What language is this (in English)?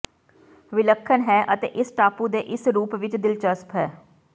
Punjabi